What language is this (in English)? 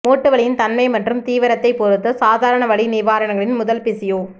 Tamil